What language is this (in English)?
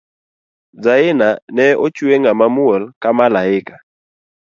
Luo (Kenya and Tanzania)